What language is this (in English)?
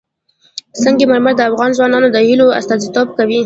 Pashto